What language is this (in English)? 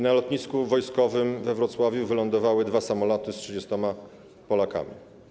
Polish